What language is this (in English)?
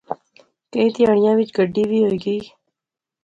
Pahari-Potwari